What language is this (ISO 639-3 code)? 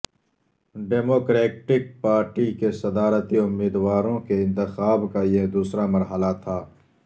urd